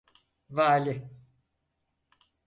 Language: Turkish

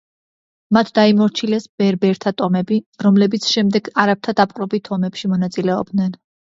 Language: Georgian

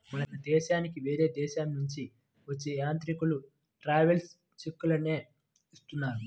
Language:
Telugu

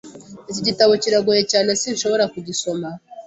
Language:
Kinyarwanda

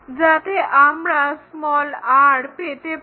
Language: Bangla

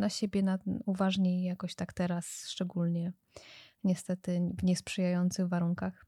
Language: Polish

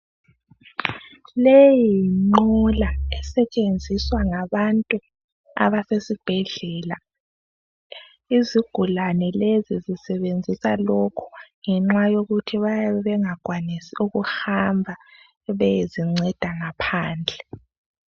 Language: North Ndebele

